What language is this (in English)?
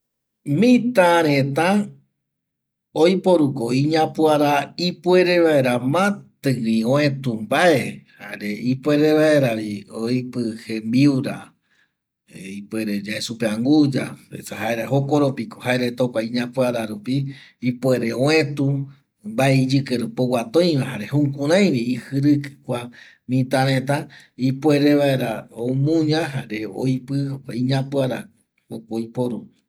Eastern Bolivian Guaraní